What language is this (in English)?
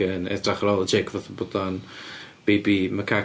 Welsh